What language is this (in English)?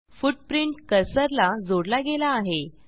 Marathi